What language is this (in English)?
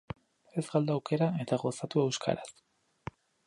Basque